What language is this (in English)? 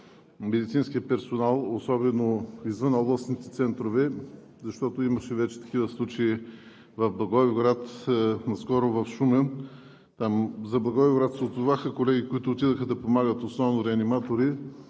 Bulgarian